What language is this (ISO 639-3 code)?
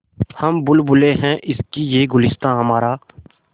hin